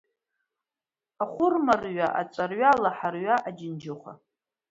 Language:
Abkhazian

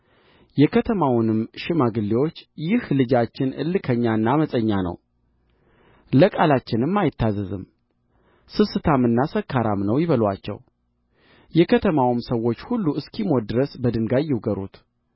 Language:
Amharic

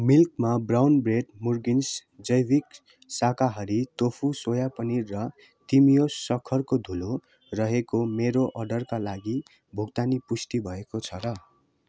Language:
Nepali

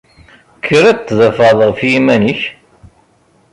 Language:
Kabyle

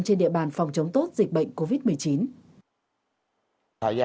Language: Vietnamese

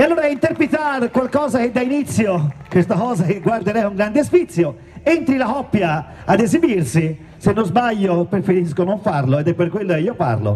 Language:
Italian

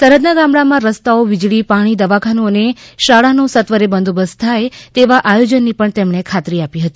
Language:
Gujarati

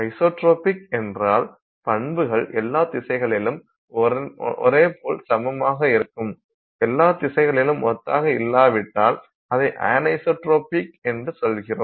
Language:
Tamil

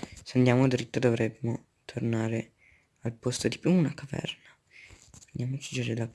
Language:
Italian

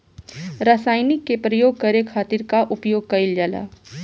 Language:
Bhojpuri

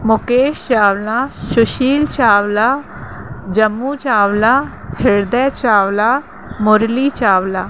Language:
Sindhi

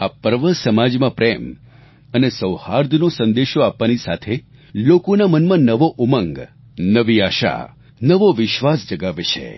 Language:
Gujarati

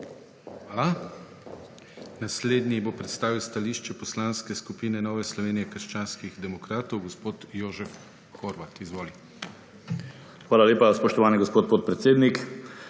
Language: Slovenian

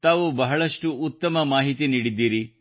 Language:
Kannada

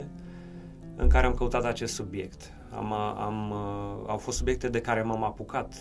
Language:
Romanian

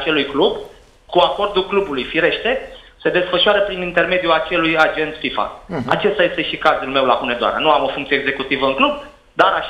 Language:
Romanian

